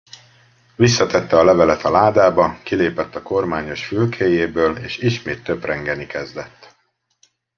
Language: Hungarian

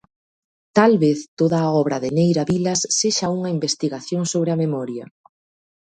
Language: Galician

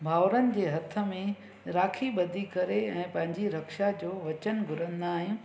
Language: Sindhi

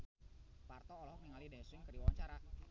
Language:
Sundanese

